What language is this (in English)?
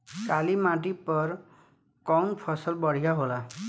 Bhojpuri